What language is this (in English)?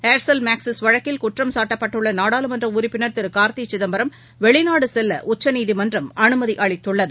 Tamil